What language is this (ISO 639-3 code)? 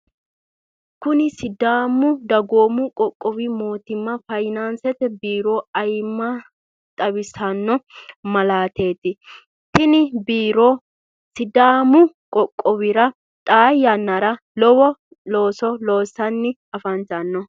sid